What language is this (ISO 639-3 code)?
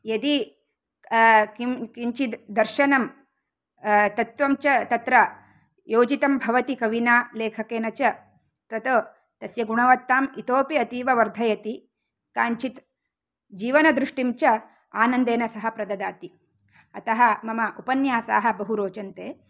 san